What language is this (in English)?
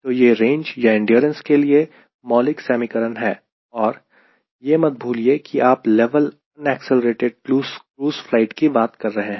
Hindi